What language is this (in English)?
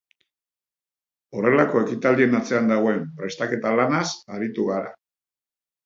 Basque